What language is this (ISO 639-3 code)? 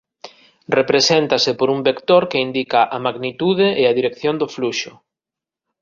glg